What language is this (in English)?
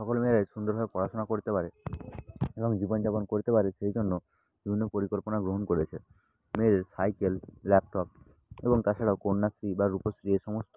Bangla